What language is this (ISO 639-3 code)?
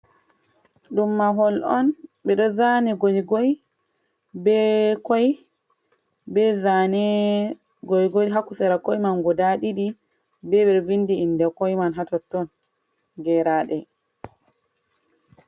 ful